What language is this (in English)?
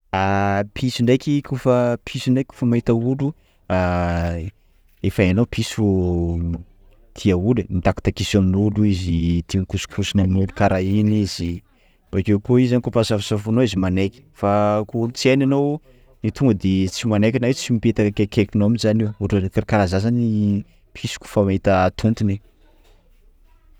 Sakalava Malagasy